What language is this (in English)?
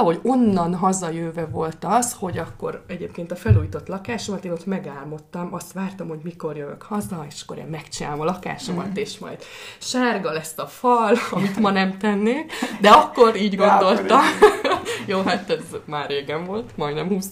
Hungarian